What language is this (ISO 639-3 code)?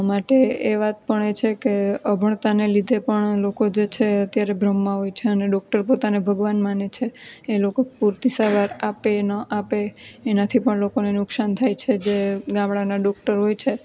guj